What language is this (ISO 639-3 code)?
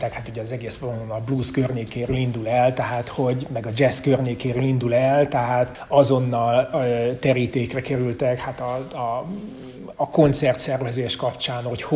hun